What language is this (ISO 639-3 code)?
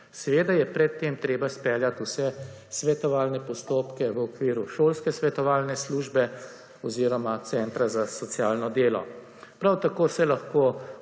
slv